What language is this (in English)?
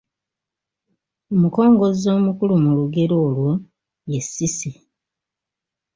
Ganda